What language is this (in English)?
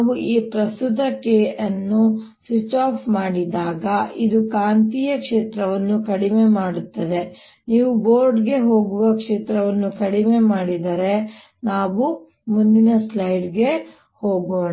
Kannada